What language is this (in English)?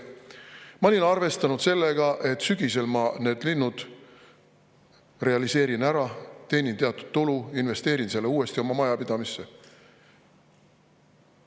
Estonian